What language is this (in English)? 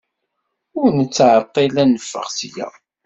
Kabyle